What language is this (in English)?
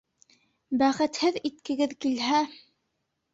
Bashkir